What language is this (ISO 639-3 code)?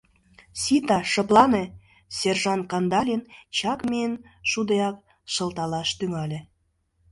chm